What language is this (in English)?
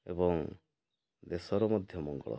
Odia